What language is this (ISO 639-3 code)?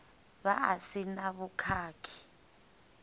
ven